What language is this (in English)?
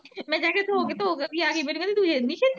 Punjabi